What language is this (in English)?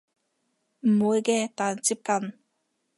Cantonese